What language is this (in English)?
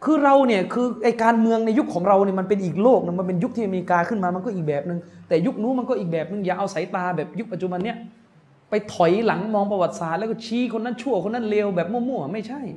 Thai